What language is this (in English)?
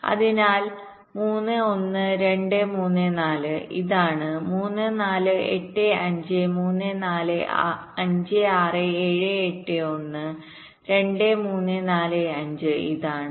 Malayalam